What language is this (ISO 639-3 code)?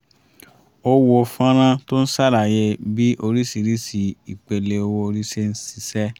yor